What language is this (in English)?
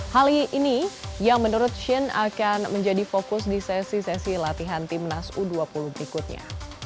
Indonesian